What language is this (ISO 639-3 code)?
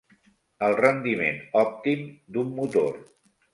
cat